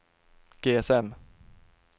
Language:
Swedish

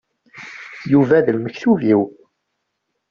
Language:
Kabyle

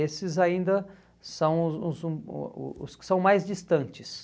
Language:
Portuguese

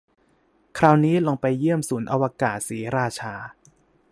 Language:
Thai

